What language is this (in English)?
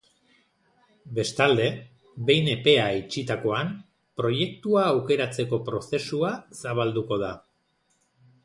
Basque